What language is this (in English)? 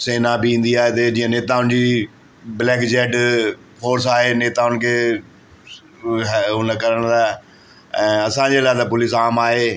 Sindhi